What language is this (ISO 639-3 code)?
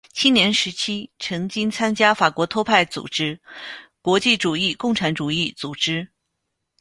zho